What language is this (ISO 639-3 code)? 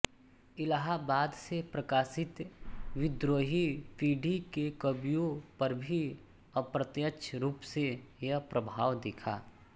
hin